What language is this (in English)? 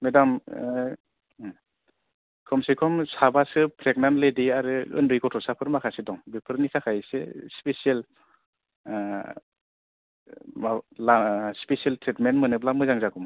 Bodo